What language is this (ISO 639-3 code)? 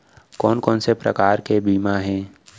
hne